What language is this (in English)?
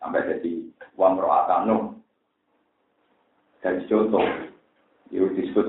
Indonesian